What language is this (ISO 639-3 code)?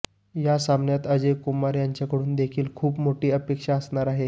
mar